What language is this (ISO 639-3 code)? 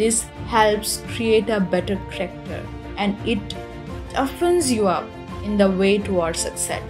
eng